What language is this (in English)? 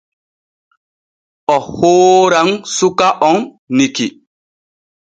Borgu Fulfulde